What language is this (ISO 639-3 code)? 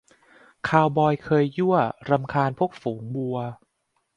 tha